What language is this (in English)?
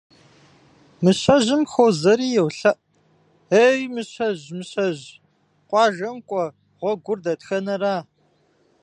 Kabardian